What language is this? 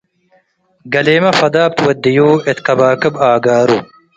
Tigre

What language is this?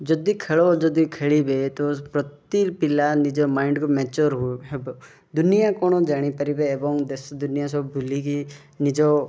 Odia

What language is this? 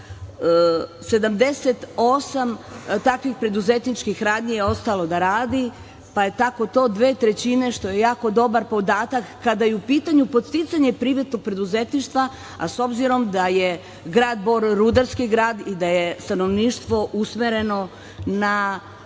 Serbian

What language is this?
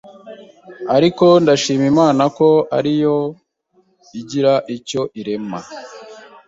Kinyarwanda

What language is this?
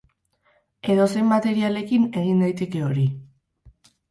Basque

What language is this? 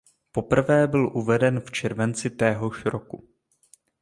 Czech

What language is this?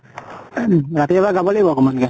Assamese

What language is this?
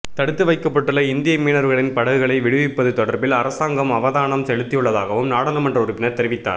Tamil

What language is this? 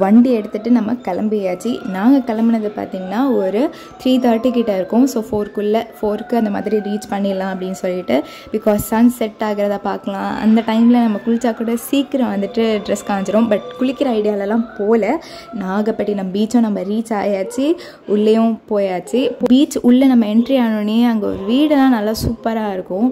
Tamil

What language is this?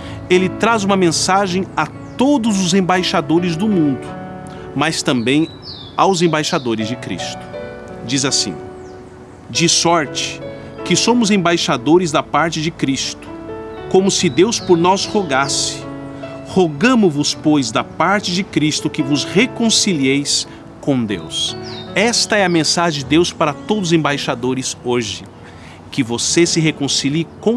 Portuguese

